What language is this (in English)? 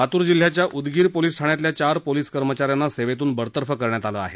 Marathi